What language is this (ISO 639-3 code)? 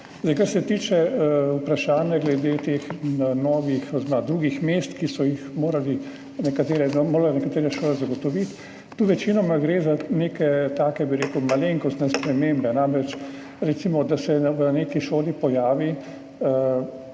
slv